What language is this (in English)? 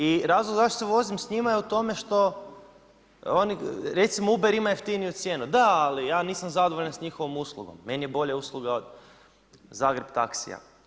Croatian